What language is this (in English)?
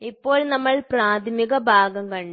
Malayalam